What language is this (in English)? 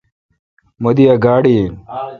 Kalkoti